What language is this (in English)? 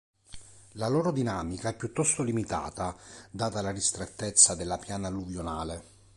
Italian